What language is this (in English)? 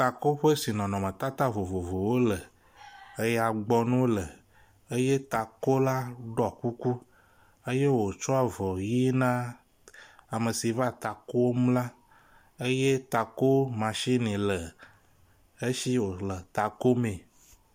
Ewe